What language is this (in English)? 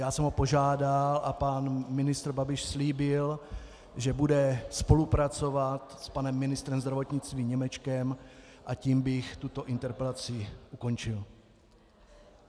Czech